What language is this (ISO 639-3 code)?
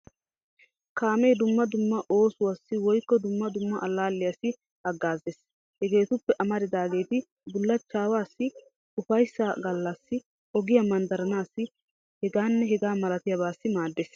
wal